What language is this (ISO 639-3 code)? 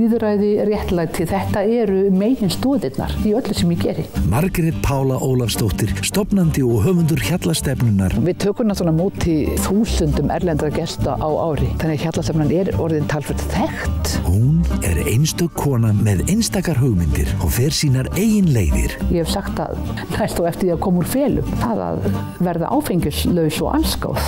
nld